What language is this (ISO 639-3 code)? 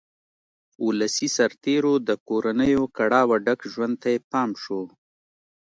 pus